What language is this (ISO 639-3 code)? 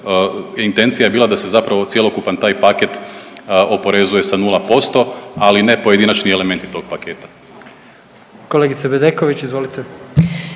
hrv